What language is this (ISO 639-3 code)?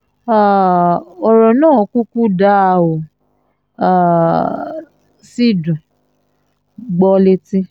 yor